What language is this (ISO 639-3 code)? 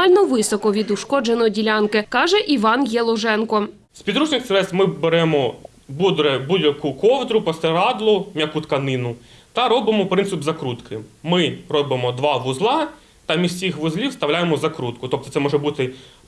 ukr